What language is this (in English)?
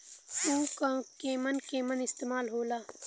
Bhojpuri